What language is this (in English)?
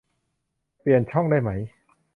Thai